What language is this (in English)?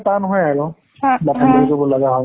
Assamese